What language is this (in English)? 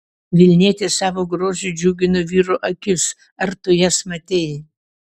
Lithuanian